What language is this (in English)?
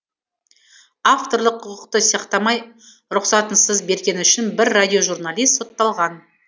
Kazakh